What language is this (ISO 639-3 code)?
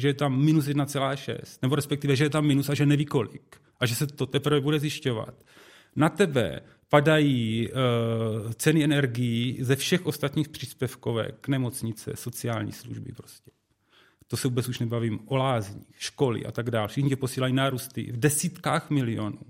ces